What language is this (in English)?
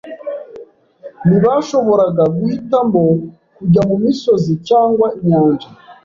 Kinyarwanda